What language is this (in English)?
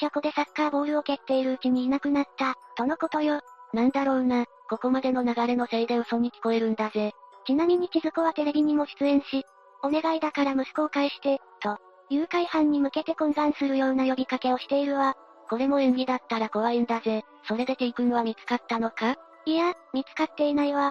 Japanese